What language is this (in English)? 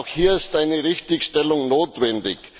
German